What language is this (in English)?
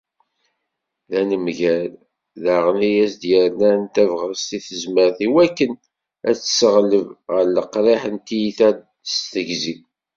Kabyle